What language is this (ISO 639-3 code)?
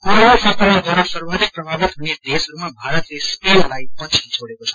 nep